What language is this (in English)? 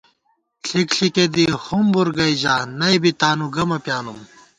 Gawar-Bati